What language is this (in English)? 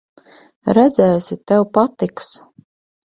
Latvian